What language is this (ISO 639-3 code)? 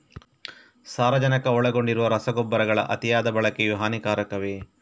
kan